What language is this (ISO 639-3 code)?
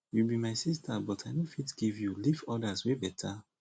pcm